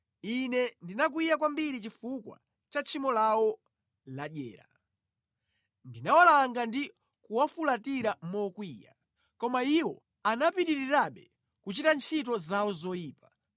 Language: Nyanja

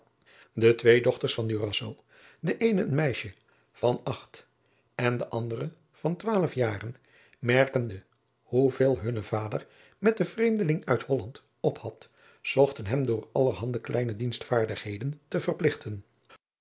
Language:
Dutch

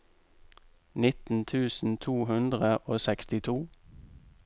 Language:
Norwegian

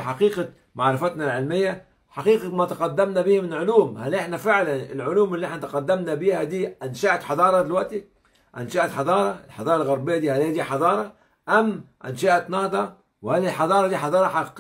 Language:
Arabic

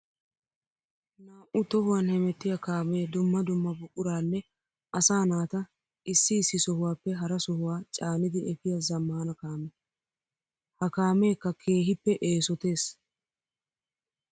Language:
Wolaytta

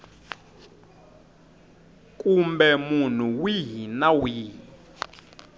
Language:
Tsonga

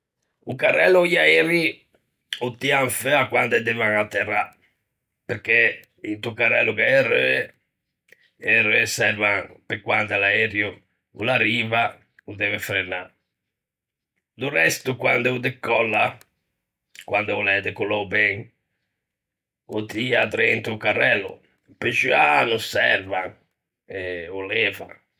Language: Ligurian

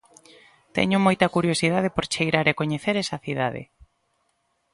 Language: Galician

